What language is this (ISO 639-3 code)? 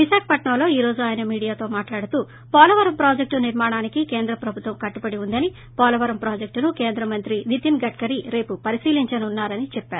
tel